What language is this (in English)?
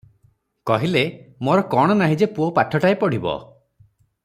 Odia